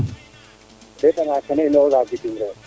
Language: Serer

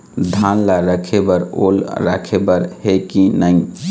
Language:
Chhattisgarhi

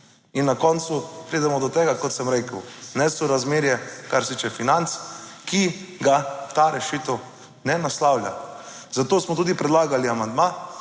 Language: Slovenian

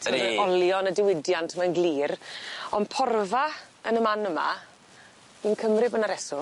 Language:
Welsh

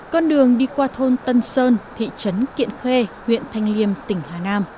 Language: Vietnamese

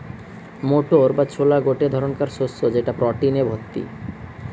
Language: Bangla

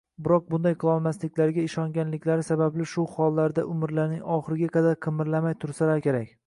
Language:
Uzbek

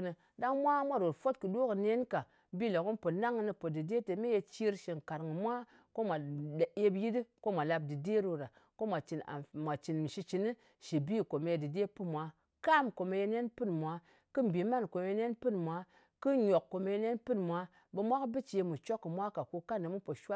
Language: Ngas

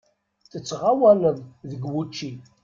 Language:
Kabyle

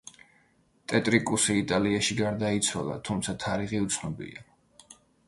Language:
Georgian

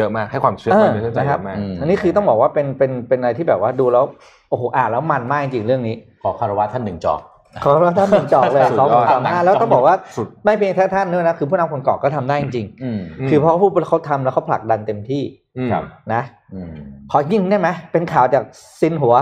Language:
Thai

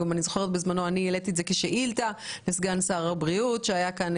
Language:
Hebrew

